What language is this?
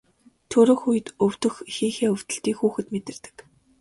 Mongolian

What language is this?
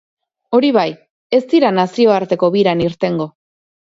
Basque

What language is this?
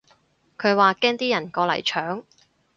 Cantonese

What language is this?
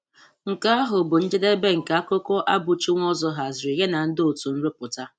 Igbo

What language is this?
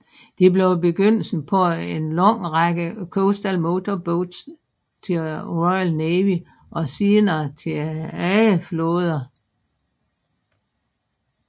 Danish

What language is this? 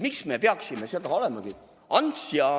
Estonian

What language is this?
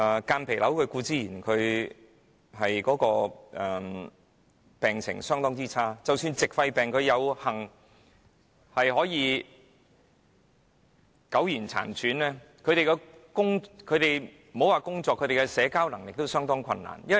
Cantonese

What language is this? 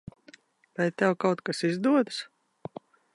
Latvian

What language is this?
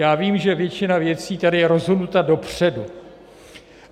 Czech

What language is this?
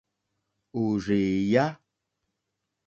Mokpwe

